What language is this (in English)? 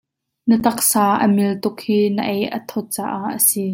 Hakha Chin